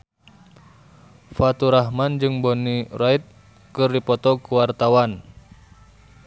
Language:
Sundanese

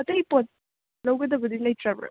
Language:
Manipuri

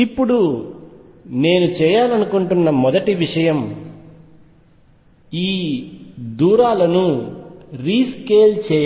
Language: Telugu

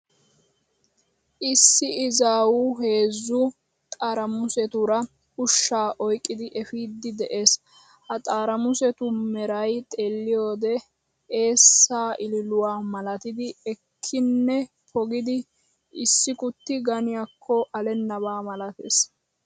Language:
Wolaytta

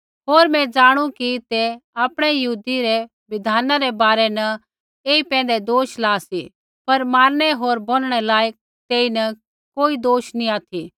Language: Kullu Pahari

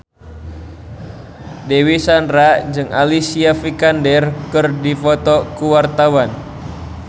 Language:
Sundanese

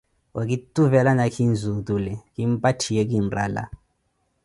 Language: Koti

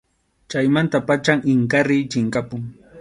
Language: Arequipa-La Unión Quechua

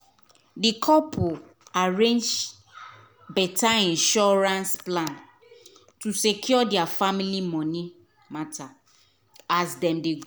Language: Nigerian Pidgin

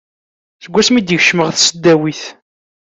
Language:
Kabyle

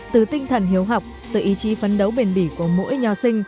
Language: Vietnamese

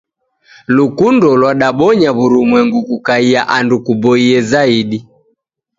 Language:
Taita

